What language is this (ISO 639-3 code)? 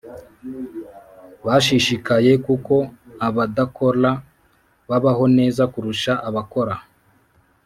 kin